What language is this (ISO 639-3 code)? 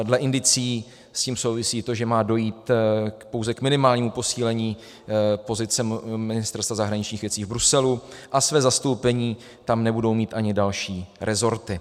ces